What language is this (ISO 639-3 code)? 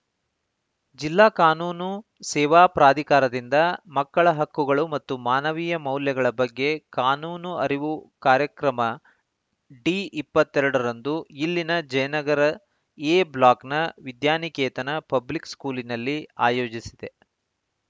kan